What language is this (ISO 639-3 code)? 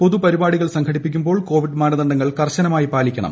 mal